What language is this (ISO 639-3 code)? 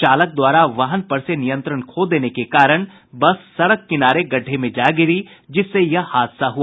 hin